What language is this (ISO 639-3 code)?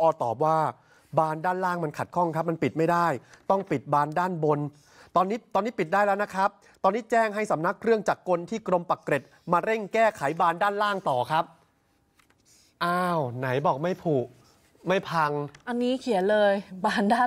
tha